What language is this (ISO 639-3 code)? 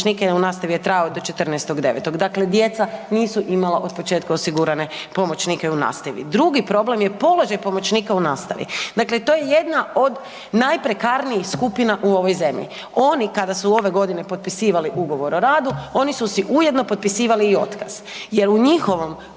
hrv